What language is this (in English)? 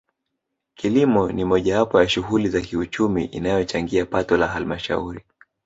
Swahili